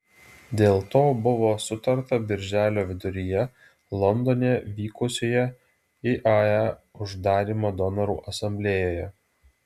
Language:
Lithuanian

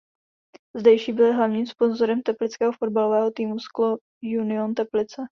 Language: Czech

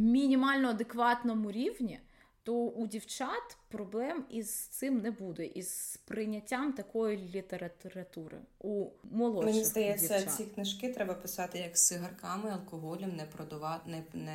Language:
Ukrainian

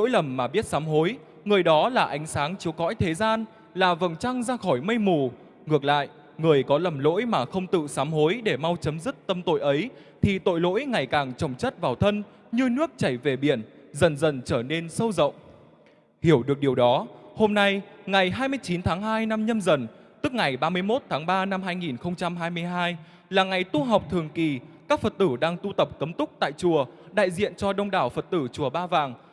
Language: Vietnamese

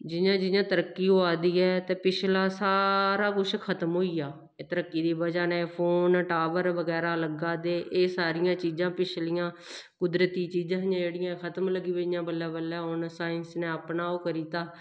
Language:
Dogri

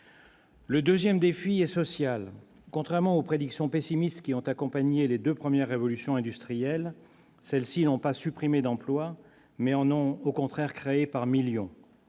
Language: French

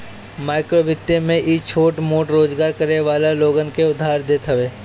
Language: Bhojpuri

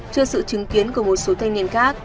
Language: Vietnamese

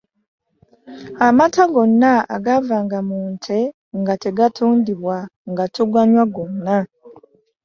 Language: Ganda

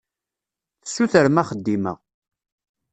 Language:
Kabyle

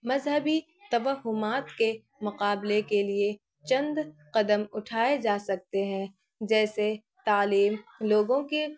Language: Urdu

